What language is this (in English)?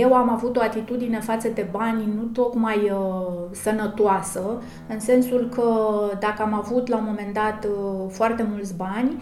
Romanian